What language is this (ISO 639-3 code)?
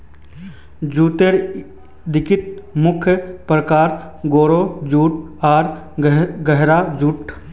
mag